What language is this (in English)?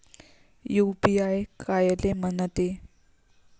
Marathi